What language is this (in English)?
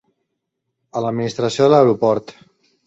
Catalan